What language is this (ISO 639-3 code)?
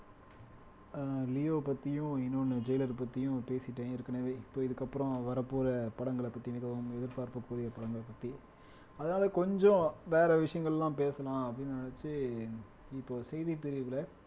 tam